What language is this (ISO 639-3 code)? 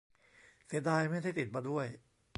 tha